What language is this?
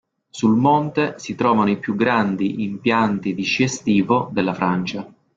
Italian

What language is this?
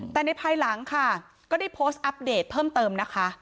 Thai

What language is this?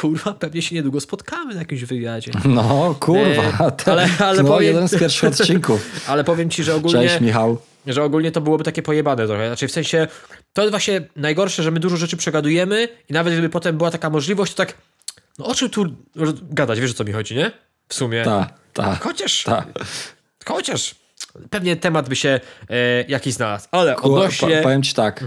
Polish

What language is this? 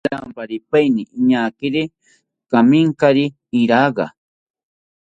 South Ucayali Ashéninka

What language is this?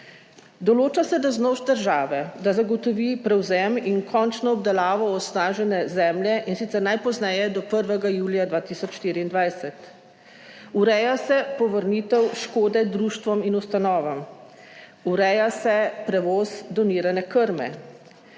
Slovenian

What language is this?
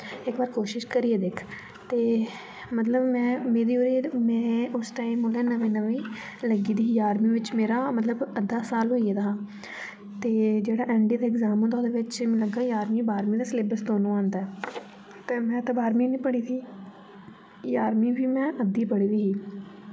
Dogri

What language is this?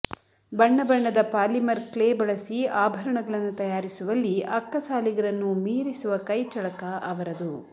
Kannada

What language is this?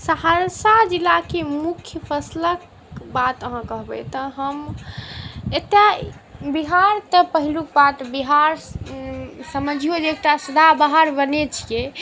Maithili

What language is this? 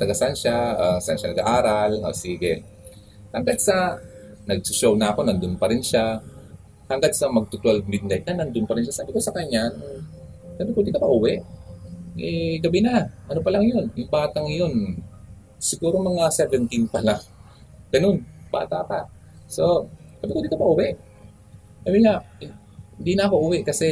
Filipino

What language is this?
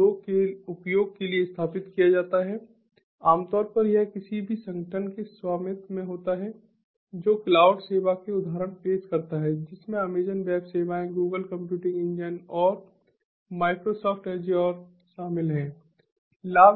Hindi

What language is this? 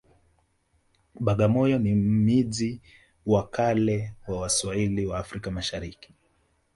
Swahili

